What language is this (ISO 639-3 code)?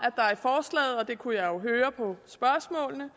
dan